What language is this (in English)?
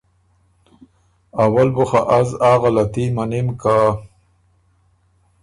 Ormuri